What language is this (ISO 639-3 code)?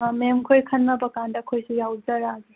mni